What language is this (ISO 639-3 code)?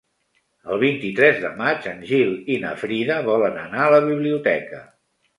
cat